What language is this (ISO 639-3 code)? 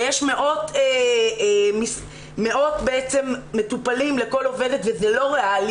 heb